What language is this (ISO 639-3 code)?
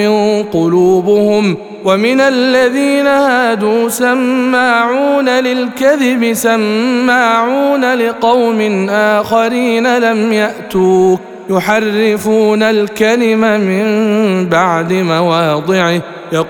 ara